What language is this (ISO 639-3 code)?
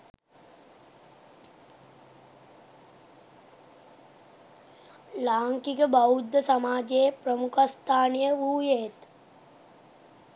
sin